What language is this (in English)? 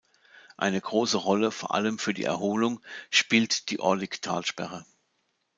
German